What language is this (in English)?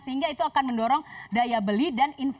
Indonesian